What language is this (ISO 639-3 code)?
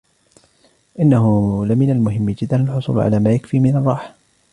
ara